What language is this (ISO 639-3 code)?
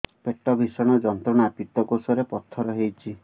ori